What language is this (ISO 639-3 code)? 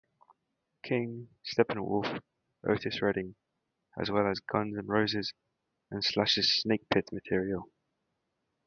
eng